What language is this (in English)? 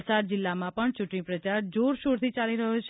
Gujarati